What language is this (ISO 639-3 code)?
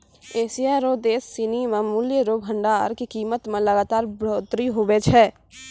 mai